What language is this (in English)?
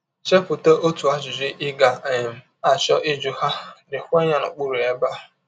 Igbo